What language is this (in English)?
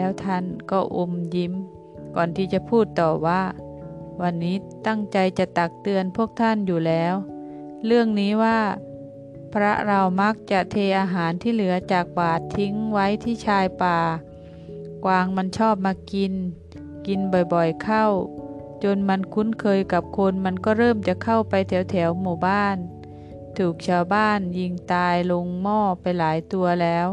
Thai